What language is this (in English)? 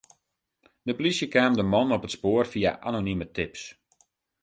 Western Frisian